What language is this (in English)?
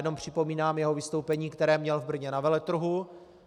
Czech